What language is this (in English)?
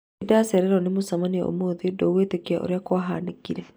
Kikuyu